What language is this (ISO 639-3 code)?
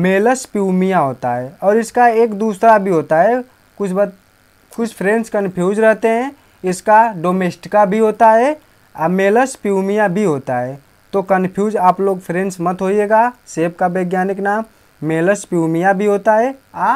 hin